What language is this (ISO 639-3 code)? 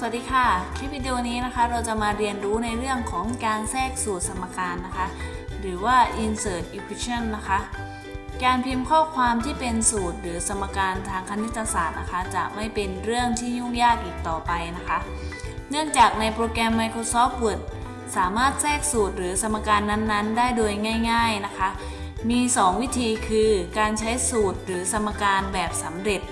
tha